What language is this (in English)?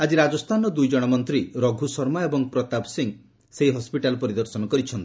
Odia